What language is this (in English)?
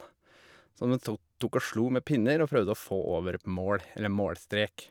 Norwegian